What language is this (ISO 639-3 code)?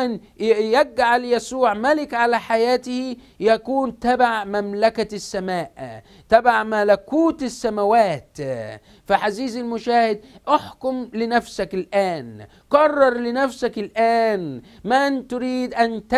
ara